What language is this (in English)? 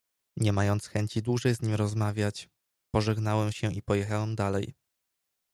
Polish